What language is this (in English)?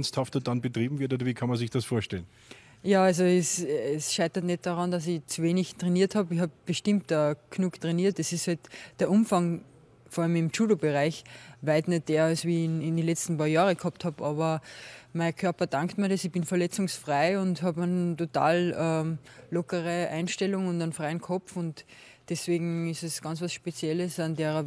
German